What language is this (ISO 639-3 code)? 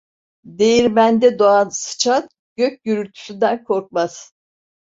tur